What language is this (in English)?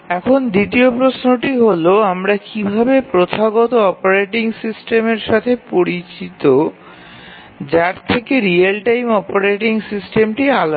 Bangla